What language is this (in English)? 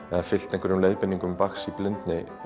Icelandic